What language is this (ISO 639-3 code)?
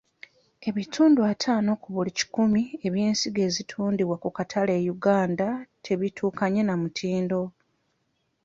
lug